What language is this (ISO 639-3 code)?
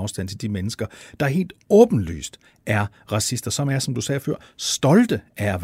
dan